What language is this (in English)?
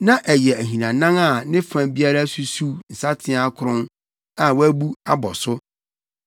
Akan